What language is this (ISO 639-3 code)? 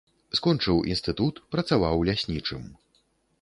bel